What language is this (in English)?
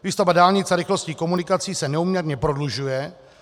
Czech